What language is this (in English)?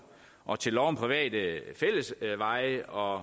Danish